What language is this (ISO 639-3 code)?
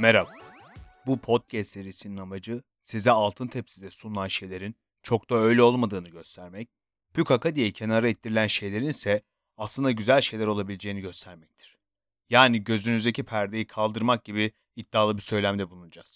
tur